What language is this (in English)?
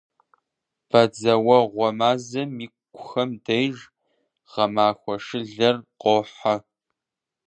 Kabardian